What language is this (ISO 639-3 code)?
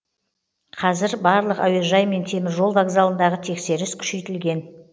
kaz